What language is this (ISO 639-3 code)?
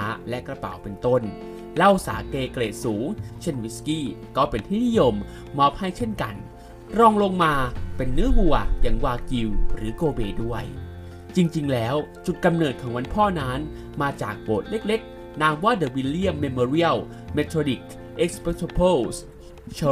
tha